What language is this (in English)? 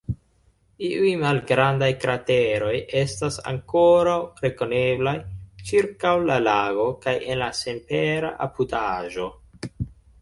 Esperanto